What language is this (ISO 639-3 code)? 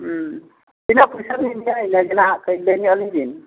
sat